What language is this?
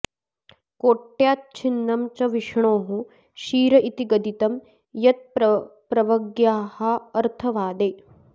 Sanskrit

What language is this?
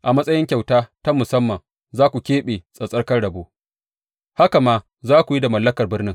Hausa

